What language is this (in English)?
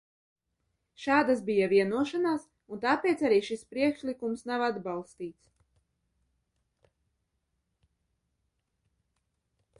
Latvian